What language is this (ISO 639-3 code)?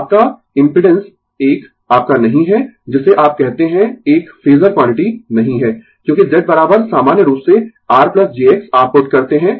hin